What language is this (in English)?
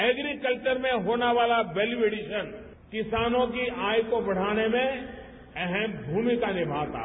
Hindi